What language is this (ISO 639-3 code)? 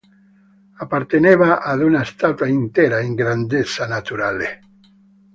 ita